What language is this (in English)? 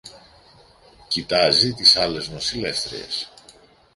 Greek